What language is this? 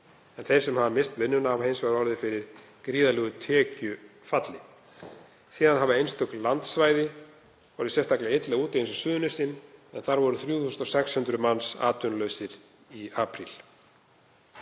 Icelandic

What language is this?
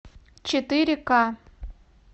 Russian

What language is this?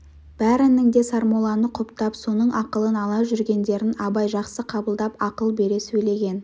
Kazakh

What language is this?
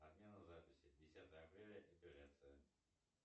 Russian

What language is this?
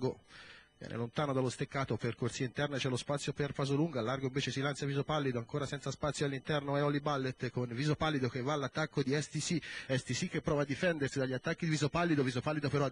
Italian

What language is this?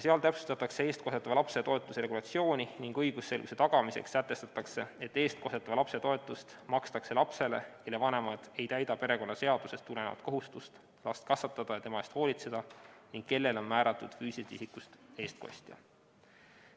Estonian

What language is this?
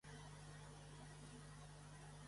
Catalan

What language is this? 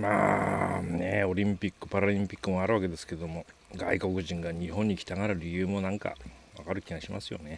Japanese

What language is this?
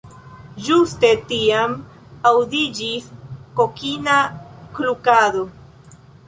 Esperanto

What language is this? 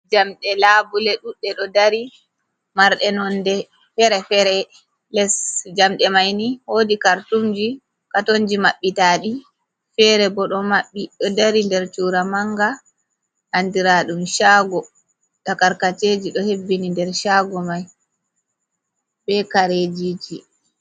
Fula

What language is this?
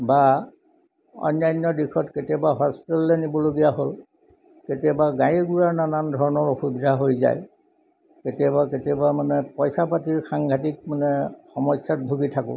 Assamese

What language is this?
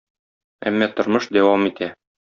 Tatar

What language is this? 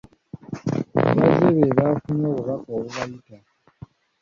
Ganda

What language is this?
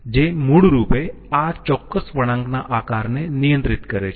Gujarati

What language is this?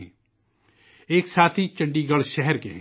Urdu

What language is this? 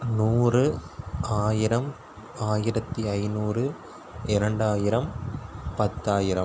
Tamil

